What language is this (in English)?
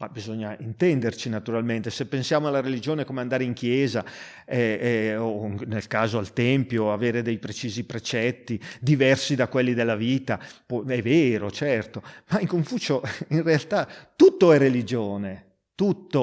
Italian